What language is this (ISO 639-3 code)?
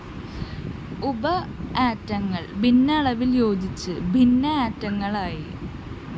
mal